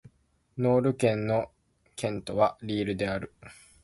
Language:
Japanese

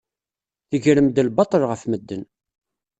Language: Kabyle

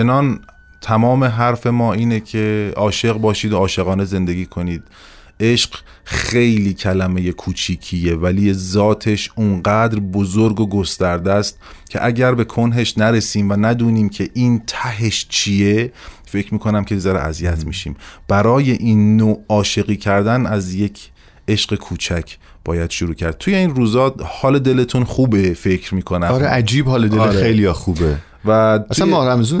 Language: Persian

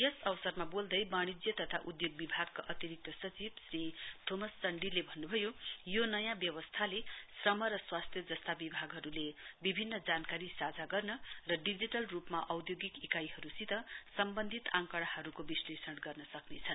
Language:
Nepali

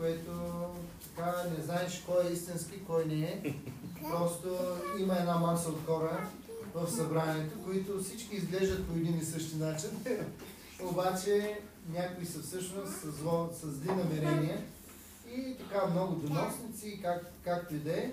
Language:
Bulgarian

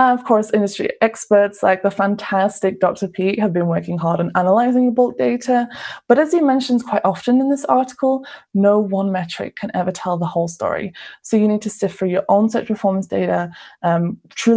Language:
English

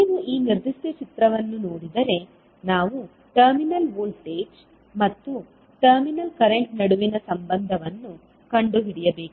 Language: Kannada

